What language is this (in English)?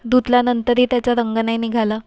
Marathi